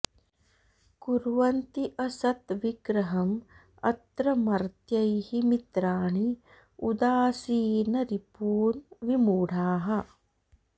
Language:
Sanskrit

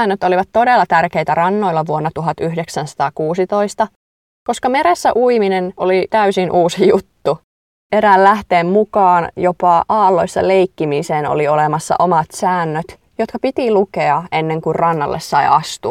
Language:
Finnish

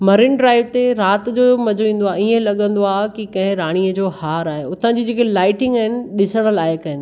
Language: Sindhi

